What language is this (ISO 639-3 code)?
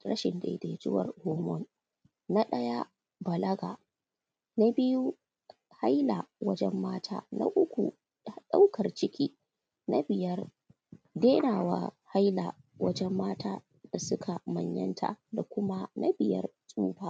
hau